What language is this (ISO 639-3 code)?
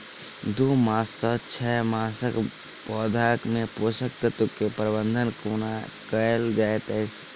mai